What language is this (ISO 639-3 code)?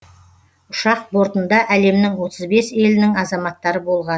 kaz